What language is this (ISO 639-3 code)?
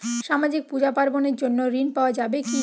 ben